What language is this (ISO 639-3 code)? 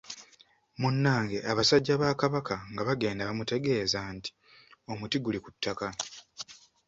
lug